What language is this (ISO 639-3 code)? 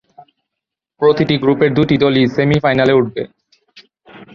ben